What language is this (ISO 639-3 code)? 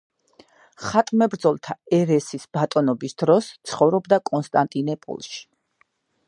kat